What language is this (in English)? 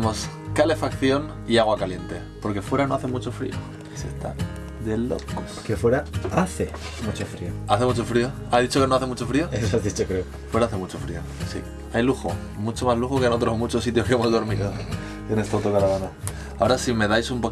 Spanish